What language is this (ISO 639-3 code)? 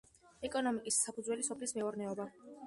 kat